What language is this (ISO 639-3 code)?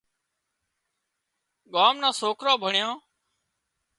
kxp